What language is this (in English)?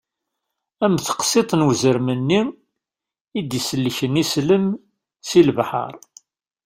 Kabyle